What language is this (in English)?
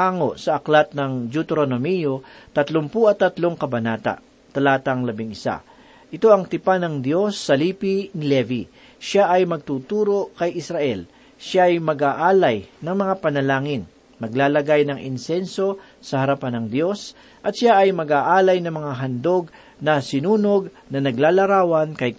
Filipino